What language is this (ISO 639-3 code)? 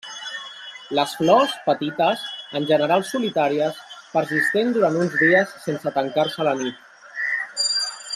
cat